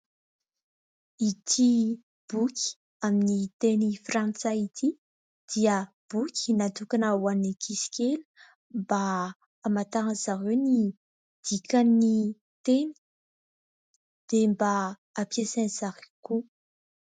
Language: Malagasy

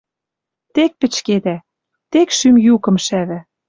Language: Western Mari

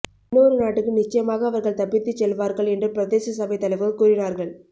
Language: Tamil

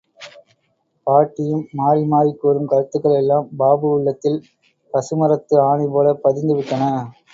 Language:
Tamil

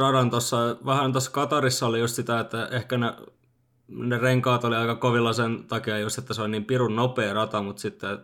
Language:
Finnish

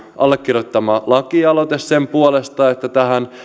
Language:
Finnish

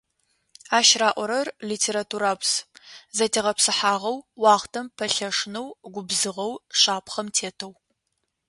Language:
Adyghe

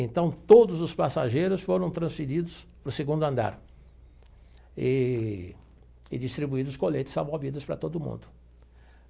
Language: Portuguese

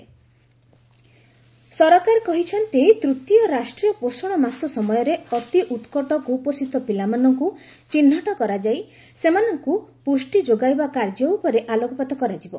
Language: Odia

